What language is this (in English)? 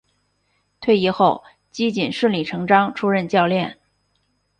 Chinese